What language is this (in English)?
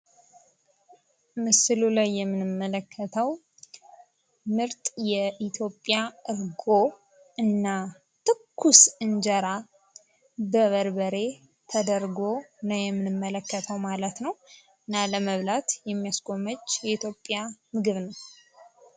Amharic